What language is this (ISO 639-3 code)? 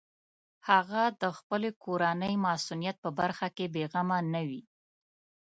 pus